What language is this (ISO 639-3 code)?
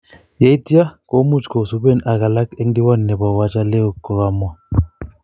kln